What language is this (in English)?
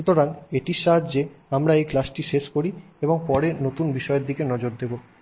Bangla